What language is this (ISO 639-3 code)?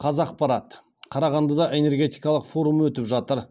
kaz